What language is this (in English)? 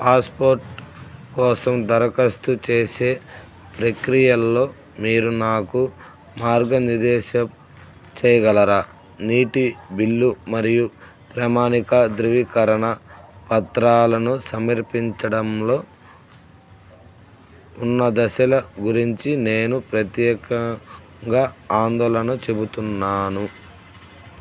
Telugu